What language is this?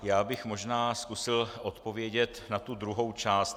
Czech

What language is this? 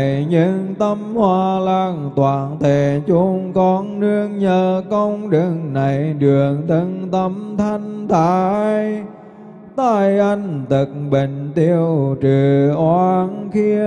Vietnamese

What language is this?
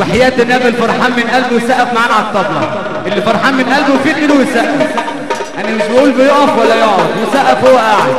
Arabic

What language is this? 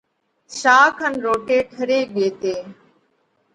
Parkari Koli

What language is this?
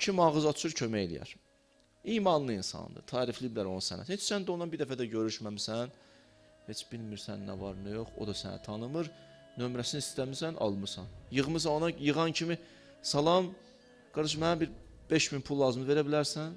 Turkish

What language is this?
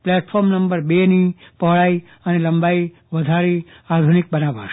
Gujarati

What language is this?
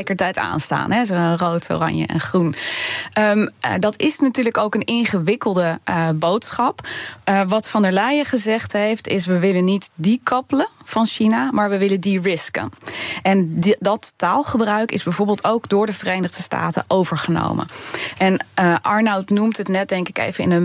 Dutch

